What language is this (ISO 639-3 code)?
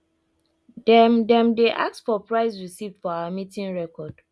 pcm